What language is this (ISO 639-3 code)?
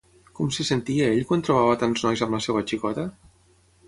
cat